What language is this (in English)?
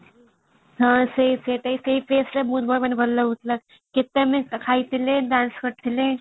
Odia